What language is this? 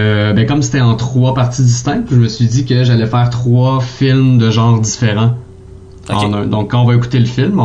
French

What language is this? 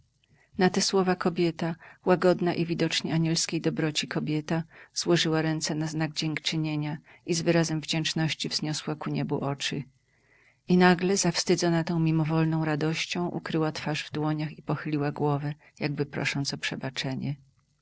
Polish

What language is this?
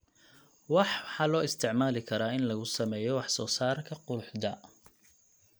Somali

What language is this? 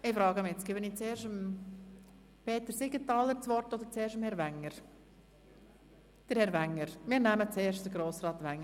Swiss German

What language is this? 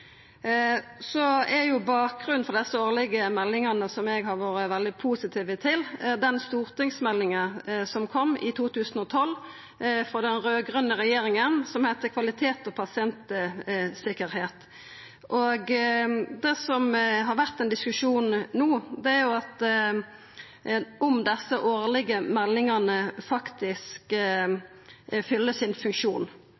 Norwegian Nynorsk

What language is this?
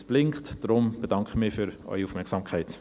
Swiss German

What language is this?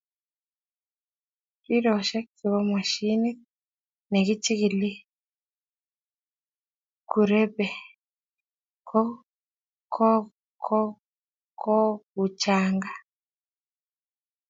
Kalenjin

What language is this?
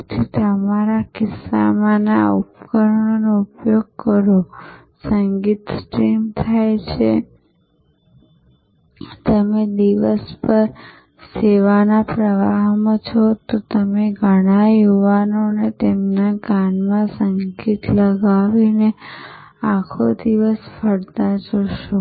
Gujarati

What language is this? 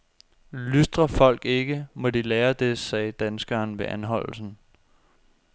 Danish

